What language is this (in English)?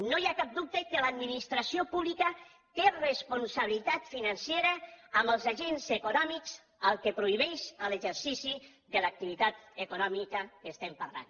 Catalan